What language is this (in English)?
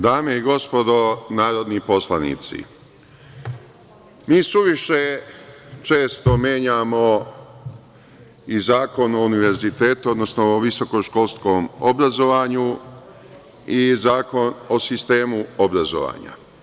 Serbian